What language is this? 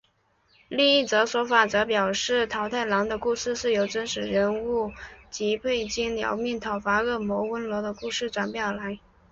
Chinese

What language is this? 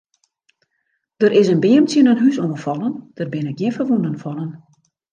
Western Frisian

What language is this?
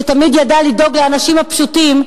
Hebrew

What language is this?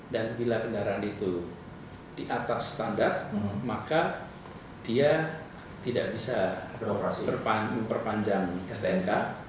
Indonesian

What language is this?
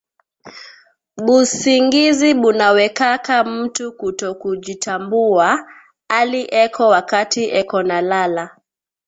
Swahili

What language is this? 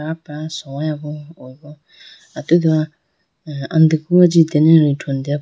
Idu-Mishmi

